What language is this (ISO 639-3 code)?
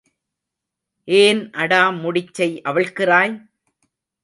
tam